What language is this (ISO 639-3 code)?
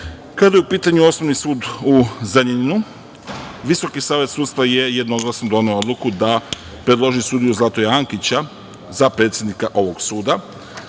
srp